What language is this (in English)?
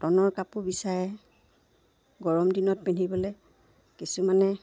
Assamese